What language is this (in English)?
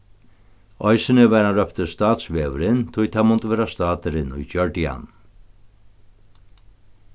Faroese